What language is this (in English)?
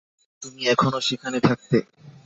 Bangla